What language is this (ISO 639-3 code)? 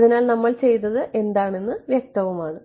mal